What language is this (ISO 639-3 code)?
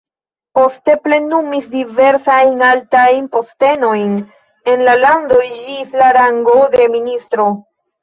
epo